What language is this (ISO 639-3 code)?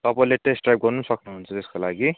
nep